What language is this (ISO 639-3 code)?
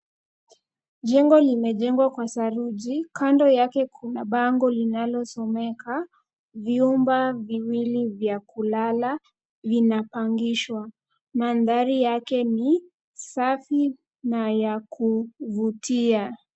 swa